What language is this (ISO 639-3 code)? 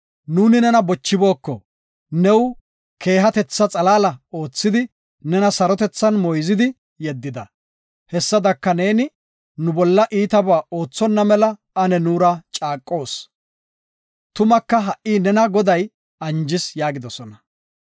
gof